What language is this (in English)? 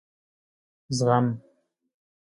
Pashto